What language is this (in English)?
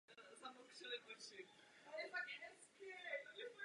Czech